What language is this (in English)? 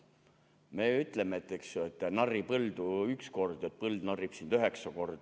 Estonian